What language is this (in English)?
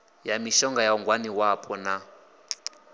Venda